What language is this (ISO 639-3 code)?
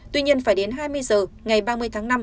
vie